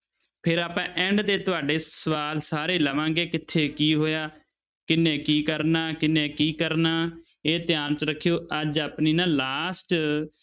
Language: Punjabi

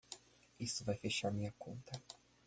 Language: Portuguese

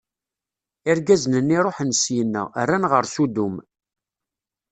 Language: Kabyle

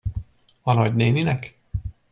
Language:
Hungarian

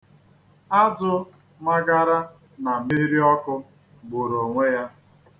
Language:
Igbo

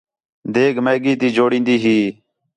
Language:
Khetrani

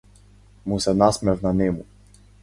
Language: Macedonian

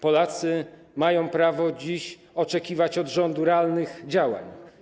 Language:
Polish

